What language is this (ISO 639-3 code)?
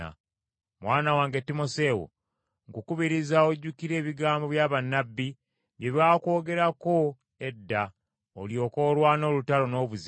lug